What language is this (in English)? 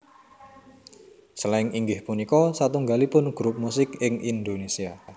Javanese